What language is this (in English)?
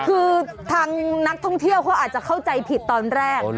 Thai